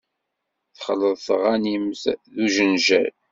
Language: Kabyle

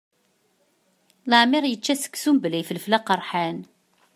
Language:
Kabyle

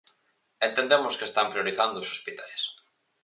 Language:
Galician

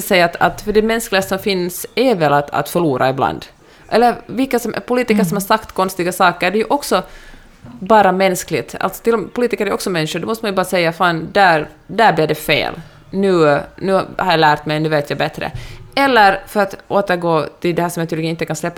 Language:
Swedish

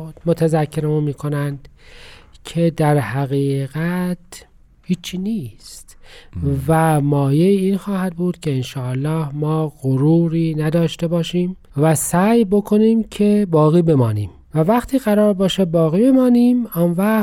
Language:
Persian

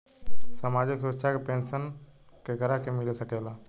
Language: Bhojpuri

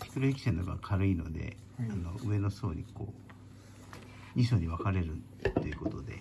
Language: Japanese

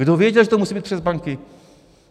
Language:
Czech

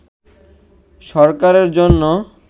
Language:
Bangla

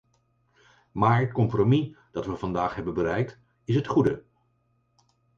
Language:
Dutch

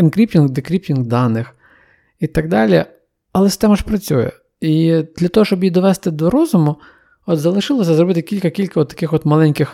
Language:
Ukrainian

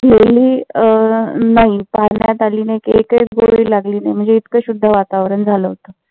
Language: Marathi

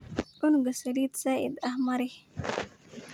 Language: Somali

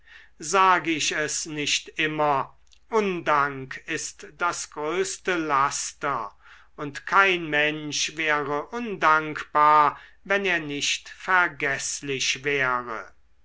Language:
German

